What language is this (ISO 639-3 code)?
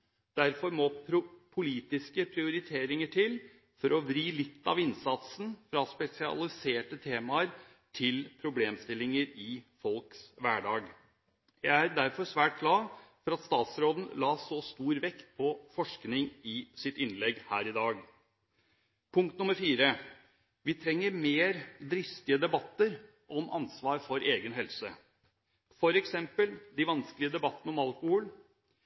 nob